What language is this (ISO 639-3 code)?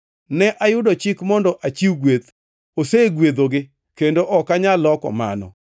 luo